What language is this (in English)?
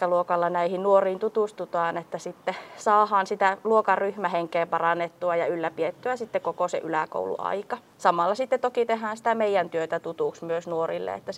Finnish